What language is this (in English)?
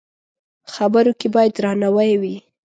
Pashto